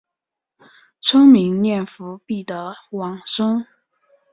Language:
Chinese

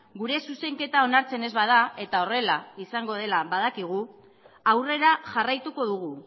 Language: Basque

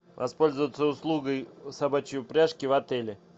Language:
Russian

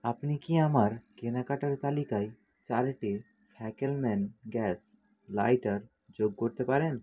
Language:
Bangla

